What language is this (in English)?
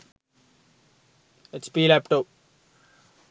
Sinhala